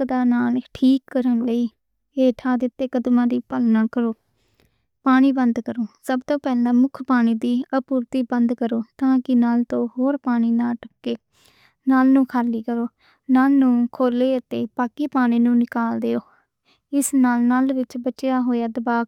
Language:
Western Panjabi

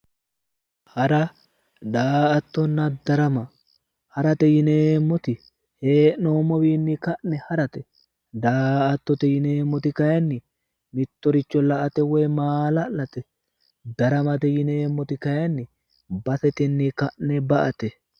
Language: Sidamo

